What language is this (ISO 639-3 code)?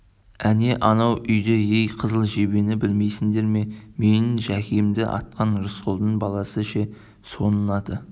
kaz